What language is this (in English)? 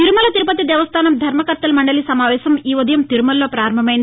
Telugu